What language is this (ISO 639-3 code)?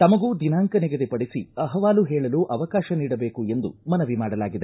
kan